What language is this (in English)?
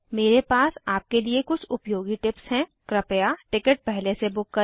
Hindi